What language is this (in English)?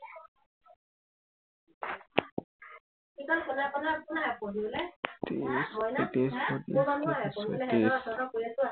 Assamese